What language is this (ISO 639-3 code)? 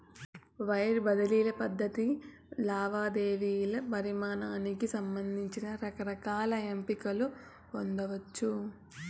tel